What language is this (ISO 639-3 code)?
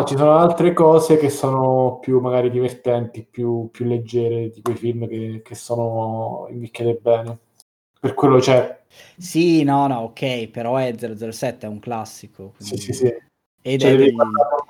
ita